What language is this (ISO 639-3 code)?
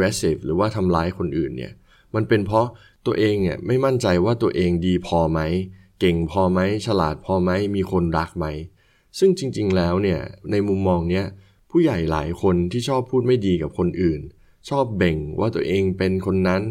tha